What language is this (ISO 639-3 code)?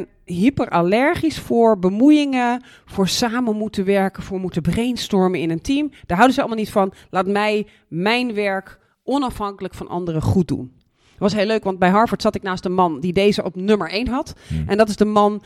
nld